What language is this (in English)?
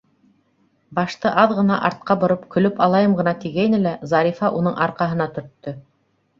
Bashkir